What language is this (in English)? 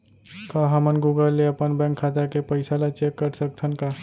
Chhattisgarhi